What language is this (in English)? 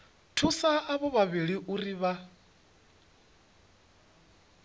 Venda